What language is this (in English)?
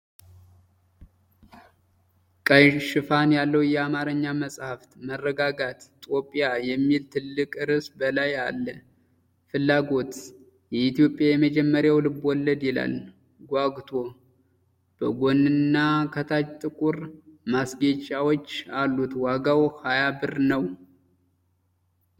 Amharic